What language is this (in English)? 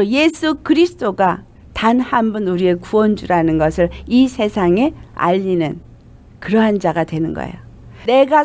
Korean